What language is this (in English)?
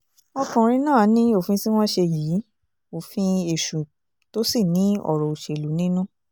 Yoruba